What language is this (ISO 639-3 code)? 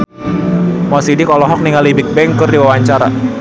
sun